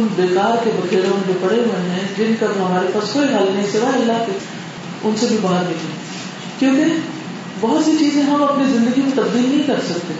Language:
Urdu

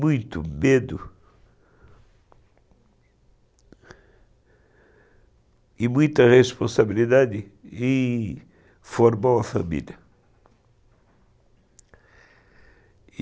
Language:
Portuguese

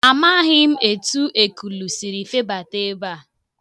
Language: Igbo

